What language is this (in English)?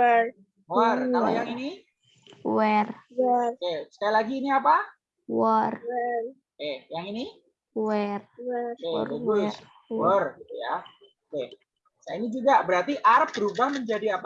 Indonesian